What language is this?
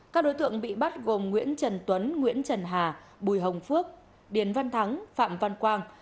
Vietnamese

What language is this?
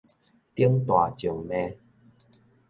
Min Nan Chinese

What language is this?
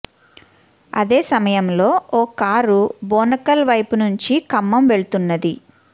Telugu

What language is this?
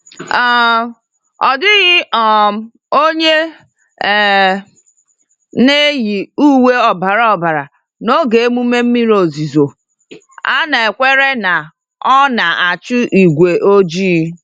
Igbo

